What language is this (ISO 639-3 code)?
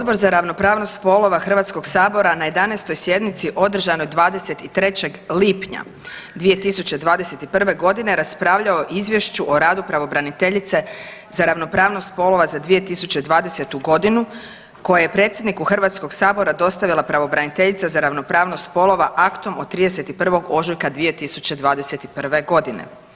hrv